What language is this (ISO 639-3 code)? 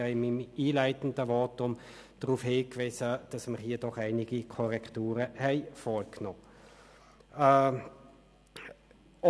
gsw